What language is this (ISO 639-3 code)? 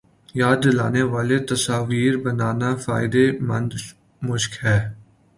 urd